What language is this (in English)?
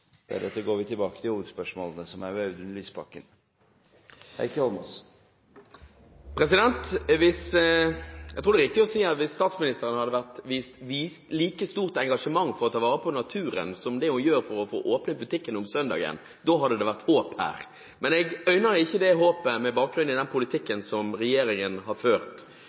Norwegian